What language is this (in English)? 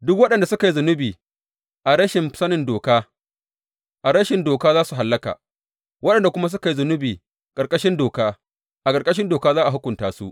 Hausa